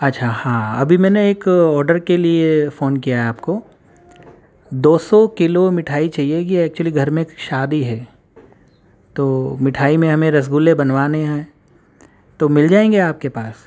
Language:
Urdu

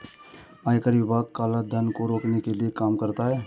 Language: Hindi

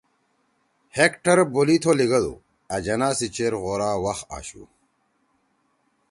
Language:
Torwali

